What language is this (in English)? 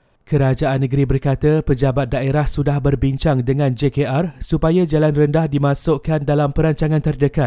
Malay